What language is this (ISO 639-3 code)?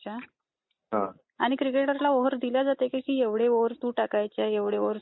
mar